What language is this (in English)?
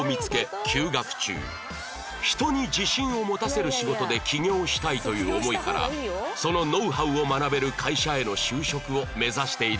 Japanese